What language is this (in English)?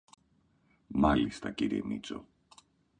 Greek